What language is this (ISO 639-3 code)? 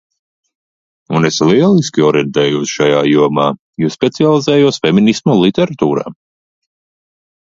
lav